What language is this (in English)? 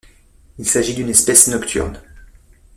French